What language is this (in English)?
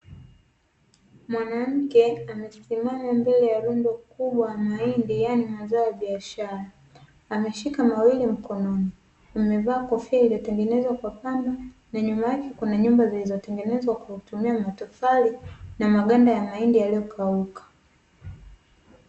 Swahili